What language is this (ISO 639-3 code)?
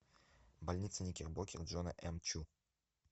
rus